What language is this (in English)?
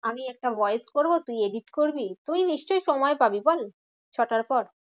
Bangla